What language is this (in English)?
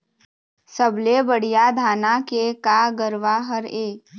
Chhattisgarhi